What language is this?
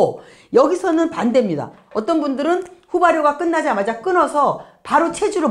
Korean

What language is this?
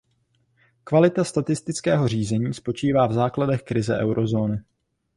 Czech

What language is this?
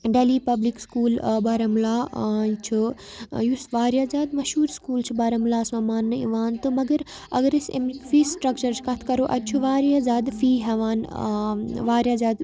Kashmiri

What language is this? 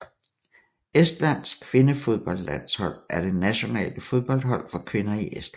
Danish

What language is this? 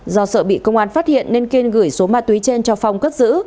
Vietnamese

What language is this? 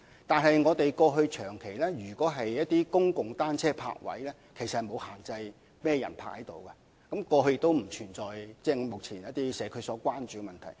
Cantonese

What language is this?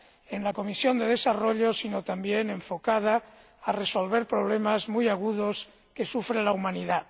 Spanish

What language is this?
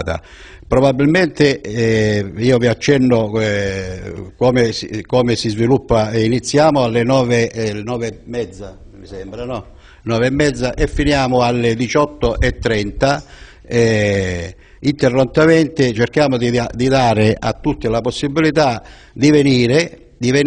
Italian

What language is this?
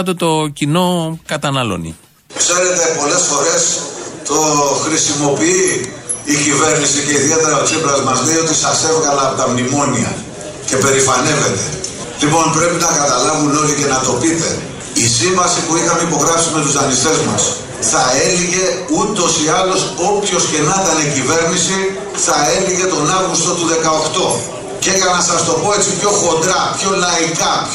Greek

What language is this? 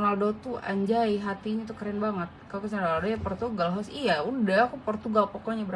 Indonesian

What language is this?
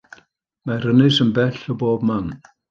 Welsh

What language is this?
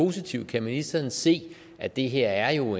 Danish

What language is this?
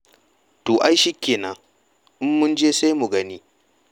Hausa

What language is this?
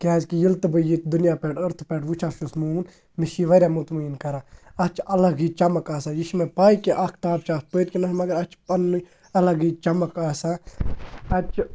Kashmiri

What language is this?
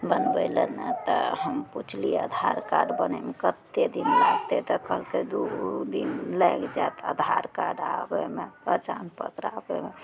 Maithili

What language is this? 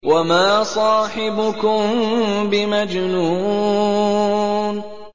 Arabic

